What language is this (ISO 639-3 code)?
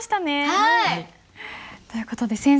jpn